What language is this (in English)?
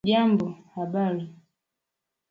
Swahili